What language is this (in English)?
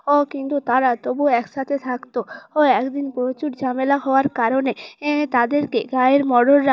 Bangla